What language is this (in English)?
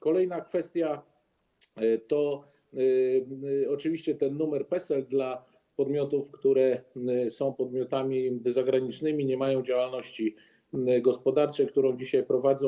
Polish